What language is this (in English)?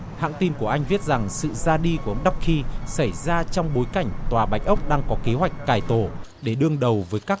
Vietnamese